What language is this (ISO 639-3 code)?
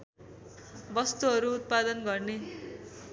nep